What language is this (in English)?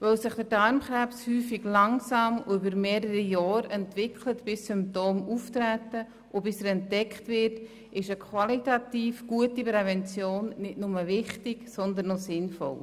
Swiss German